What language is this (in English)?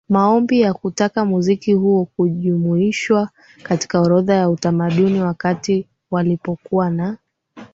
Swahili